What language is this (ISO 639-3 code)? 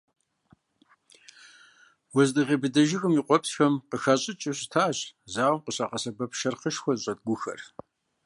kbd